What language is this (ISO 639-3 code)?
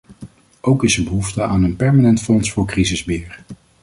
nld